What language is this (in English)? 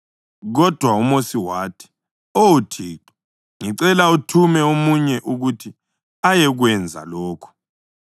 North Ndebele